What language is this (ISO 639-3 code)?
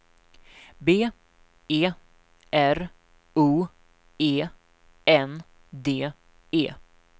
swe